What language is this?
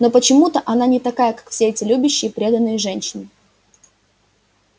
Russian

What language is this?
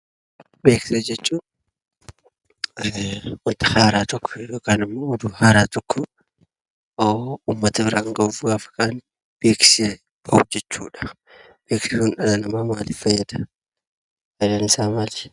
Oromo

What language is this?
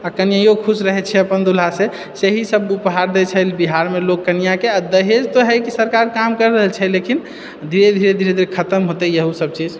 Maithili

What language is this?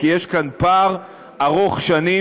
Hebrew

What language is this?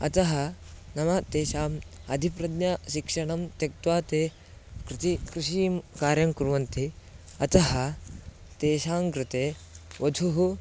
Sanskrit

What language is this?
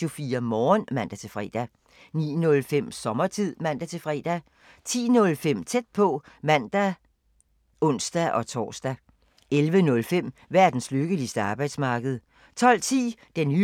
Danish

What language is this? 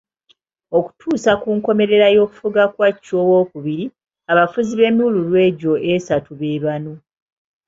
Ganda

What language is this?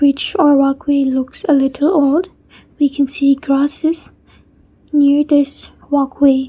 English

